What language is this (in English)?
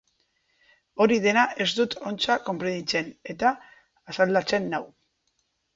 Basque